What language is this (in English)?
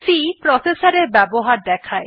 Bangla